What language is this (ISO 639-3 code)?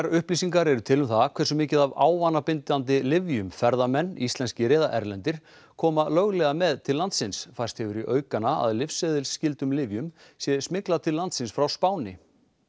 isl